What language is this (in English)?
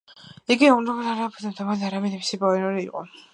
Georgian